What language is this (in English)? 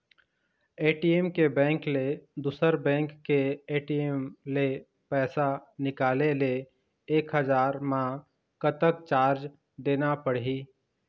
Chhattisgarhi